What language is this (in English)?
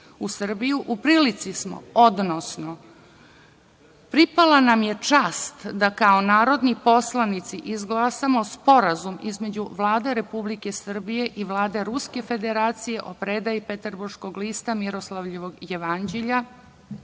Serbian